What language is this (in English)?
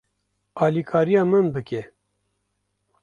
Kurdish